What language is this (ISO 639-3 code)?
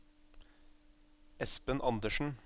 nor